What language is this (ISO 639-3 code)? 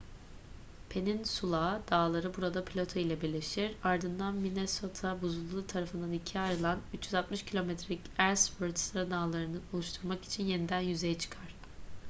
tur